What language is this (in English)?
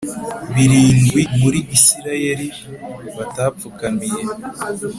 Kinyarwanda